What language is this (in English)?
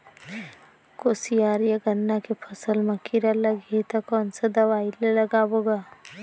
Chhattisgarhi